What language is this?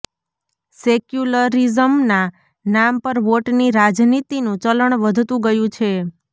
Gujarati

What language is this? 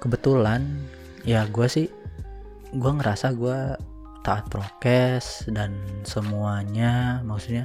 Indonesian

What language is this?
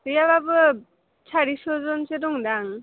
Bodo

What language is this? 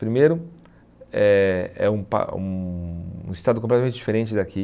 Portuguese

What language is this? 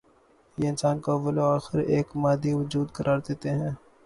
Urdu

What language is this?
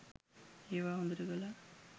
Sinhala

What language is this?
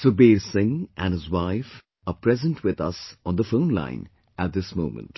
English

